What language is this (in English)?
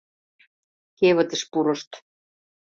Mari